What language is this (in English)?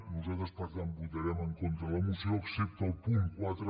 Catalan